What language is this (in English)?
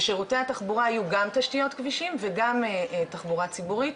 Hebrew